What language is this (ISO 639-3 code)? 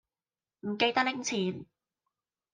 yue